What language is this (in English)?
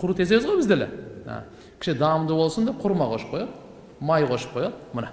Turkish